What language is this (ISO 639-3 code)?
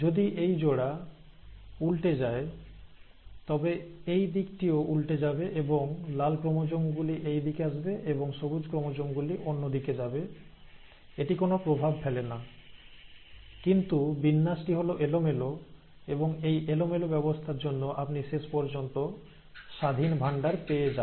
ben